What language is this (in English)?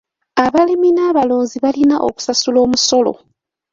Ganda